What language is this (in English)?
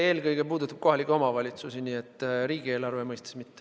Estonian